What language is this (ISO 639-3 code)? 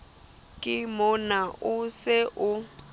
sot